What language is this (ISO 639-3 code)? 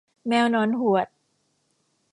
tha